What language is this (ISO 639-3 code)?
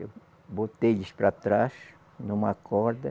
por